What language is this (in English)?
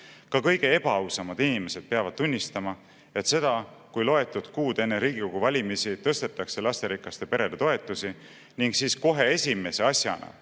Estonian